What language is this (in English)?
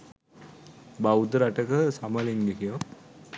Sinhala